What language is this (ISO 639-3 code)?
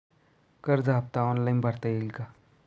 mar